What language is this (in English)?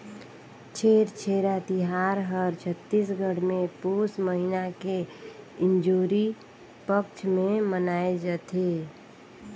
Chhattisgarhi